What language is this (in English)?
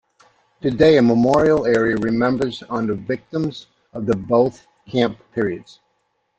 English